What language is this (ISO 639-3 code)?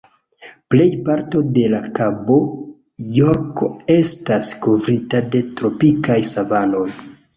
epo